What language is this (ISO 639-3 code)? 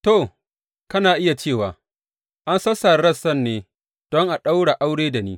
hau